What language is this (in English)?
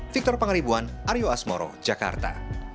Indonesian